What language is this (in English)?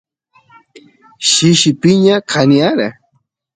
Santiago del Estero Quichua